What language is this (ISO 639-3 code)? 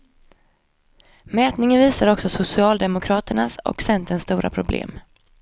swe